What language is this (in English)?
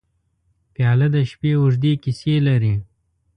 Pashto